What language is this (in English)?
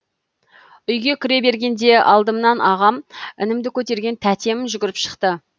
Kazakh